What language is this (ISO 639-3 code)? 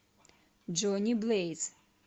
rus